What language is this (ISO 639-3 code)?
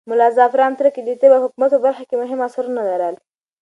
pus